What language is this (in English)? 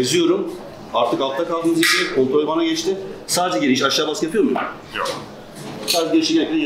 Turkish